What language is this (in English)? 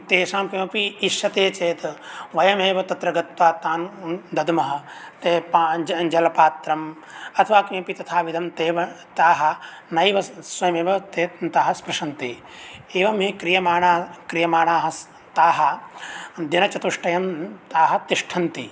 Sanskrit